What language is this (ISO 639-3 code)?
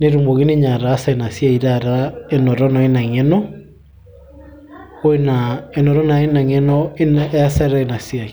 mas